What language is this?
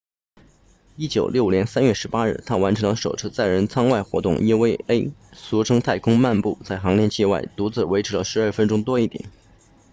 Chinese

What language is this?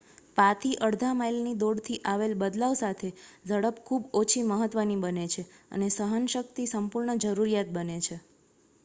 Gujarati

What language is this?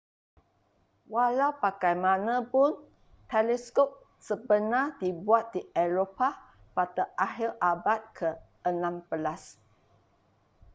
Malay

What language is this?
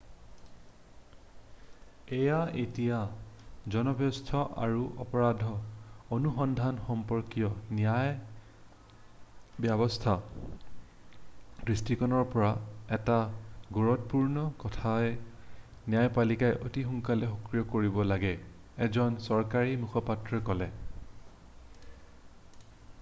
Assamese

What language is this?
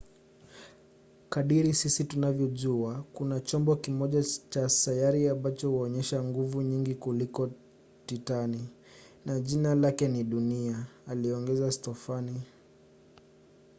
Swahili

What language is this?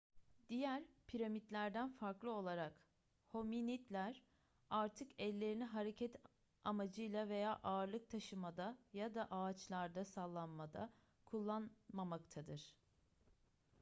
Turkish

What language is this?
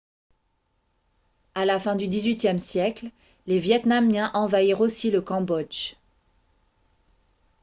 French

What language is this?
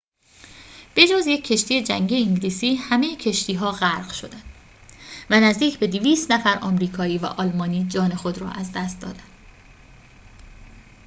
Persian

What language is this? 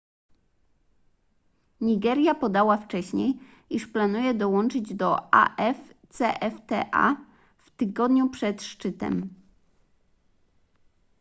Polish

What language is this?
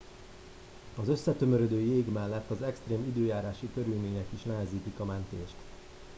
Hungarian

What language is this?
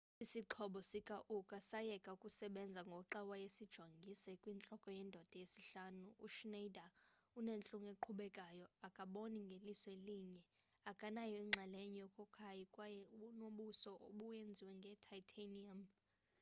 Xhosa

